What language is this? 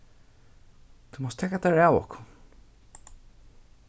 Faroese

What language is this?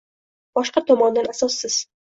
Uzbek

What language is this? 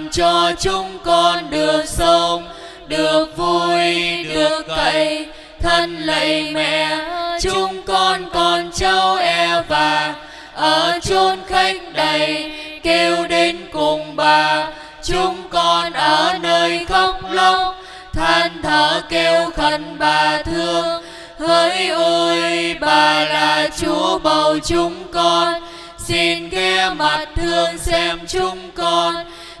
Vietnamese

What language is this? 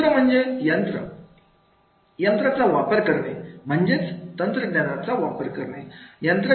Marathi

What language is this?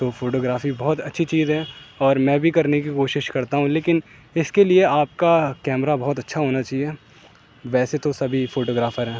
Urdu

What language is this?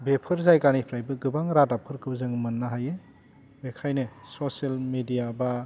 Bodo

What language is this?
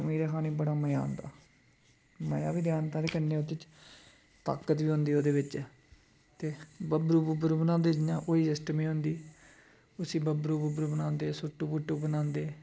Dogri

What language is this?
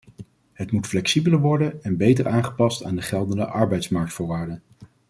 Dutch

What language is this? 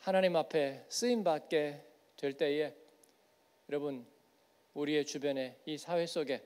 Korean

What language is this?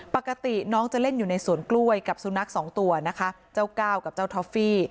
Thai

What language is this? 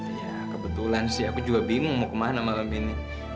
Indonesian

